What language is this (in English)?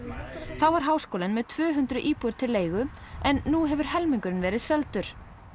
Icelandic